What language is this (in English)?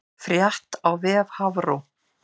Icelandic